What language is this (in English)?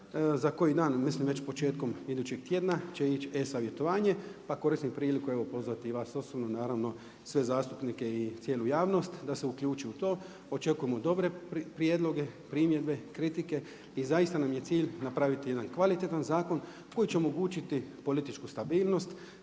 Croatian